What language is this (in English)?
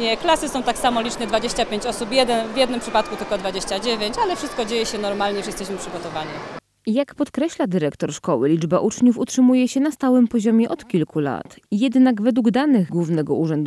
Polish